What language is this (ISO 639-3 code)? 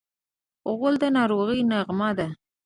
pus